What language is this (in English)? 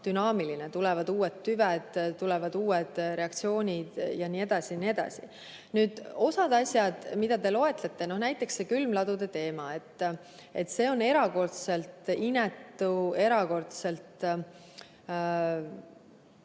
Estonian